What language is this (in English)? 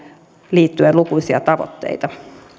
Finnish